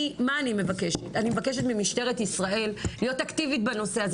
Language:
Hebrew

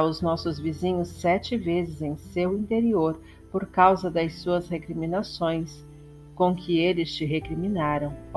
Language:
Portuguese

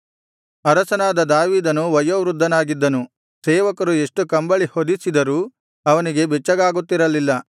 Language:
Kannada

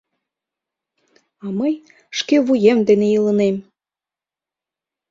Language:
Mari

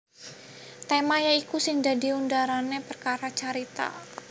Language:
Javanese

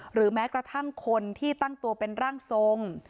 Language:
Thai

